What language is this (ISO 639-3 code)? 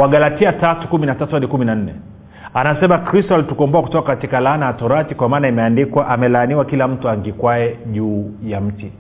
swa